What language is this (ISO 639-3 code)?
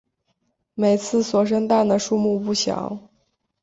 zho